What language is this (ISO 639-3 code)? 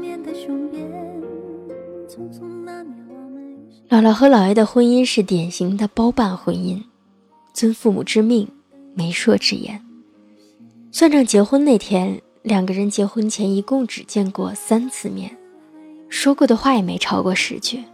zho